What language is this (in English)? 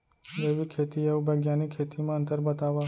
Chhattisgarhi